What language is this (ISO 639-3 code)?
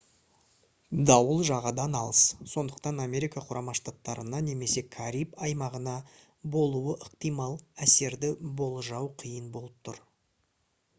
kaz